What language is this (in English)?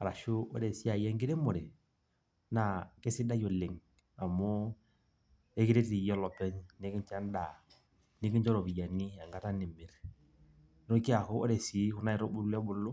Masai